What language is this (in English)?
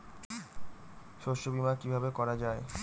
Bangla